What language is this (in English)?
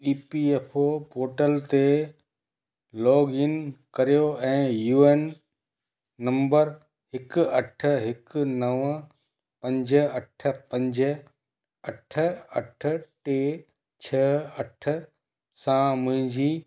Sindhi